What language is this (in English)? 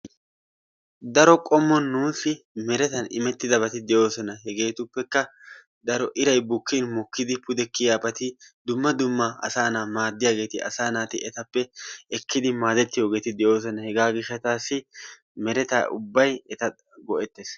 Wolaytta